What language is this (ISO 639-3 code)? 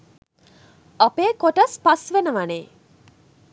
sin